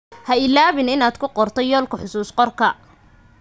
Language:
Somali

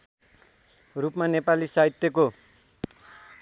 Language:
Nepali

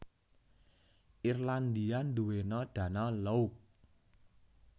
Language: Javanese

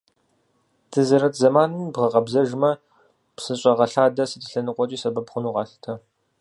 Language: Kabardian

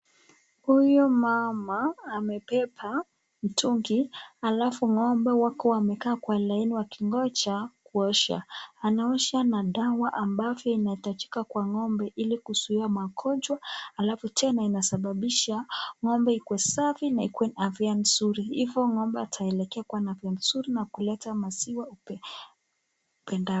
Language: Swahili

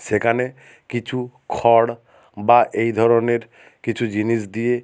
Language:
Bangla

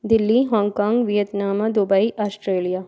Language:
Hindi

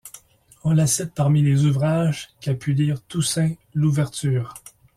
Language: French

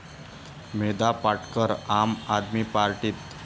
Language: Marathi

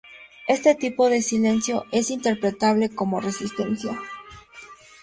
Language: Spanish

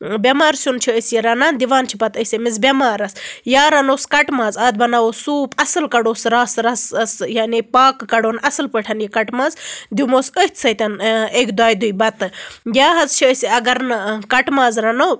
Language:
Kashmiri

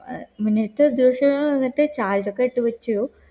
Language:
Malayalam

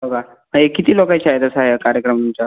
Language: Marathi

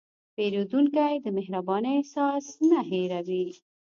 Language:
Pashto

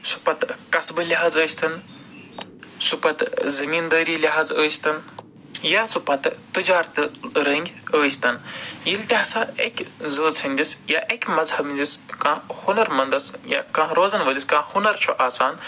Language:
Kashmiri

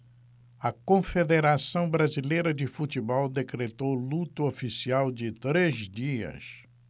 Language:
Portuguese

